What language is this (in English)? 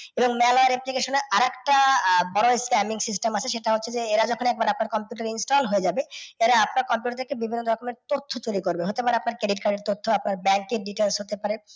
Bangla